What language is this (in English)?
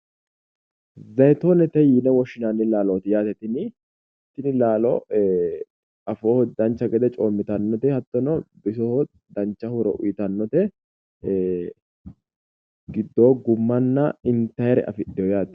Sidamo